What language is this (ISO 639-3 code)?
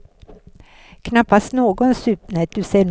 swe